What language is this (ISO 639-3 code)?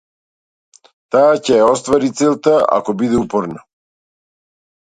mkd